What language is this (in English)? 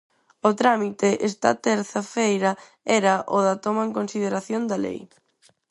Galician